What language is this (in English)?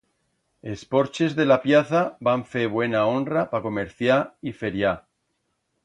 Aragonese